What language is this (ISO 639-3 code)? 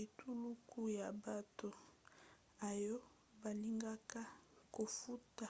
lin